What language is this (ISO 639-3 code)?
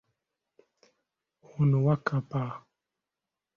lug